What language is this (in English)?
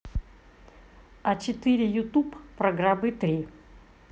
Russian